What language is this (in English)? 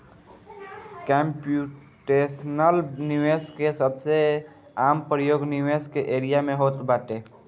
Bhojpuri